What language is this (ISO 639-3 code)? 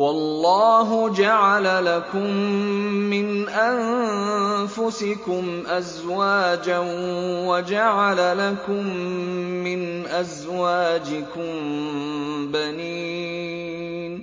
ara